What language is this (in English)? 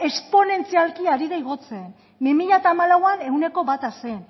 Basque